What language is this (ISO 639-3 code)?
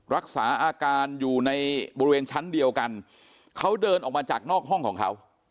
tha